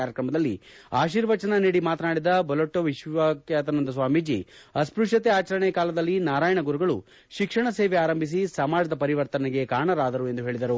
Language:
Kannada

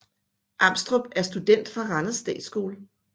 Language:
Danish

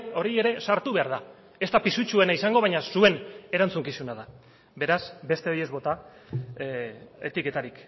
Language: Basque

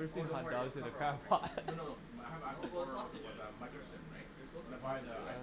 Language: English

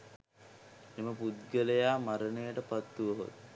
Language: Sinhala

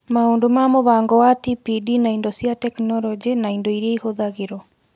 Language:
Kikuyu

